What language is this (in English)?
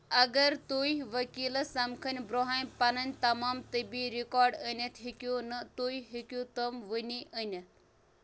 Kashmiri